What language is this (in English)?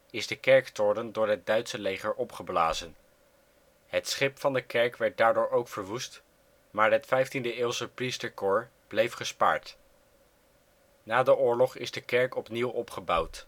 Dutch